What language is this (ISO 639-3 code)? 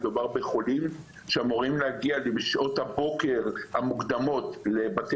heb